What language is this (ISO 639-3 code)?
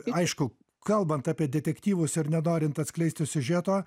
lit